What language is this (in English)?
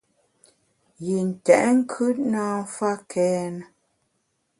Bamun